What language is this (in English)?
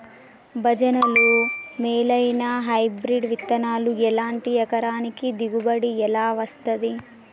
Telugu